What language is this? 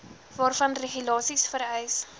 Afrikaans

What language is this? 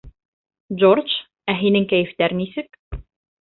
Bashkir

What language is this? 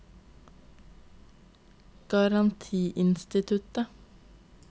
Norwegian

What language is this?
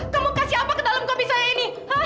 Indonesian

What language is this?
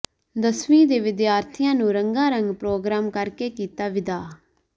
Punjabi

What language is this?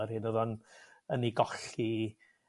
Welsh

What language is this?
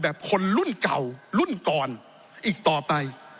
Thai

